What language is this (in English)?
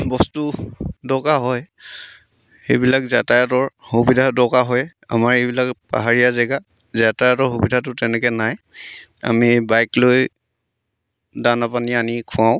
Assamese